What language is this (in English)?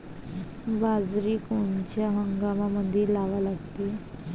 Marathi